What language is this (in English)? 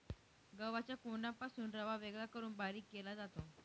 Marathi